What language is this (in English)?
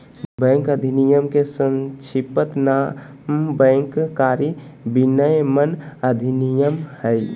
Magahi